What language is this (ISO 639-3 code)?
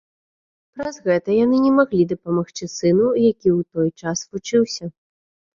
bel